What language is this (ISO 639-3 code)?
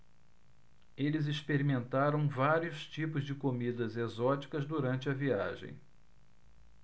por